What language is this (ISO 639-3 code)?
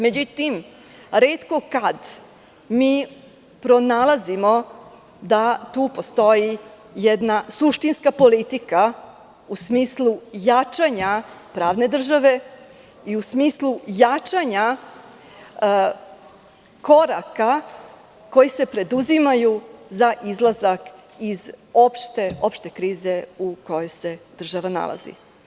srp